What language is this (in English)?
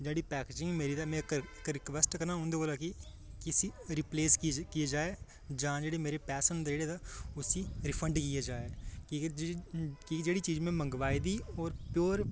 Dogri